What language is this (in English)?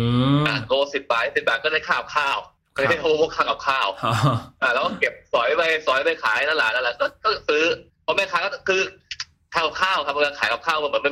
Thai